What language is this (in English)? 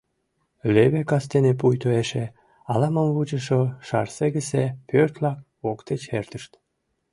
Mari